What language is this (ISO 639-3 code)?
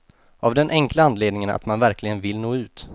swe